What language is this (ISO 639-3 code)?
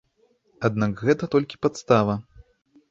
bel